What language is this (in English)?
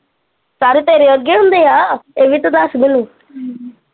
Punjabi